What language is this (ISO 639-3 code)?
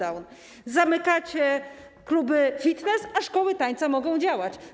pol